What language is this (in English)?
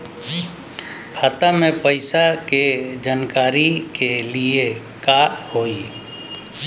Bhojpuri